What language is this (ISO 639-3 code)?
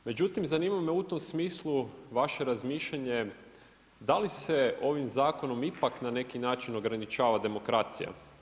hrv